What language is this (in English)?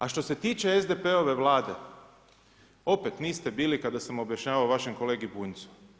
Croatian